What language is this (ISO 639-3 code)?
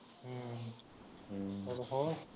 pan